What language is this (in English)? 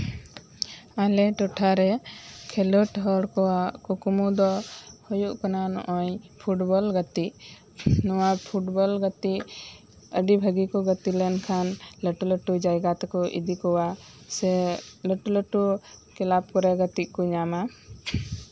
Santali